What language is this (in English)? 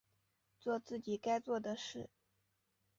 Chinese